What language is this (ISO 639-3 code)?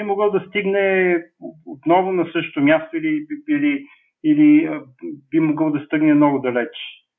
bul